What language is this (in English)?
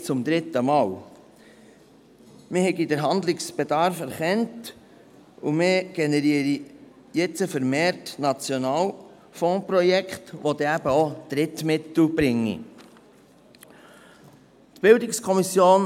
Swiss German